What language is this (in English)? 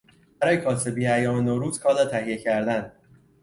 Persian